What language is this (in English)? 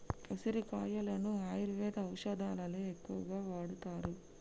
Telugu